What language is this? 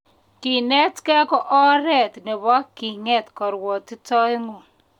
Kalenjin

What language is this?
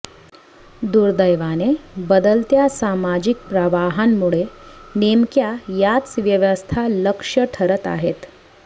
Marathi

